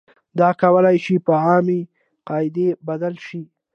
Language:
Pashto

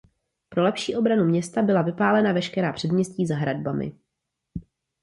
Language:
Czech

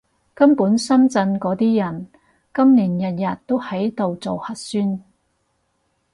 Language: Cantonese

